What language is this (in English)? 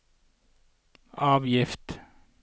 Norwegian